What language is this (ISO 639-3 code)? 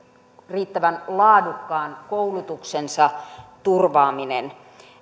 fin